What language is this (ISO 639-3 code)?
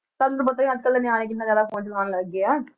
pan